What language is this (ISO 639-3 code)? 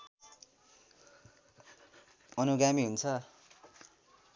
nep